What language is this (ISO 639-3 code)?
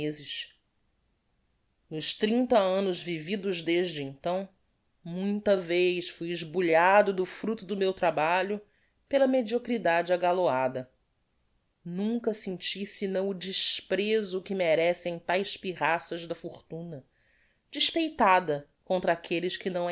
por